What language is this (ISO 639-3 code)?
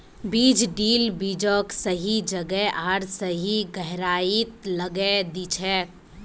mag